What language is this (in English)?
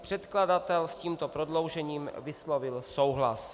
Czech